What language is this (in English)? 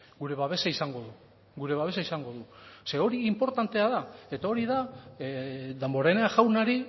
Basque